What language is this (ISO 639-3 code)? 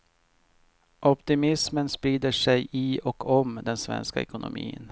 swe